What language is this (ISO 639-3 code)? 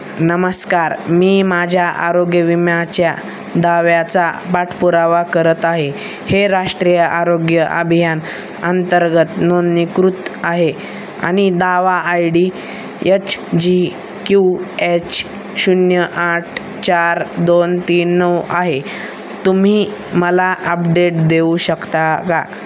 mar